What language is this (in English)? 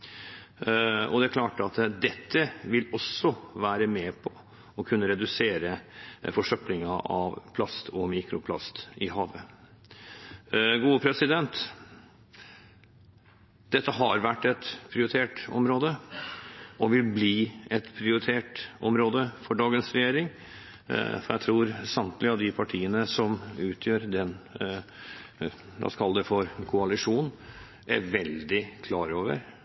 Norwegian Bokmål